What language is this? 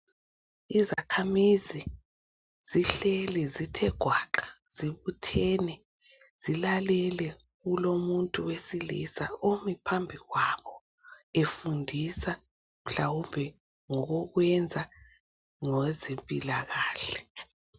North Ndebele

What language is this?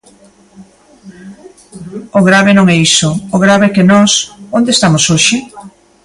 Galician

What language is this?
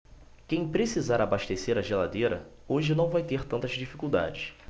Portuguese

